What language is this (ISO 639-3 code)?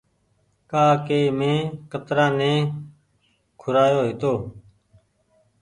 gig